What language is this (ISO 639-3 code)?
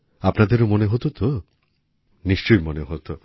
ben